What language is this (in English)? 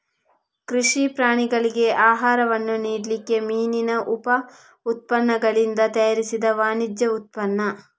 Kannada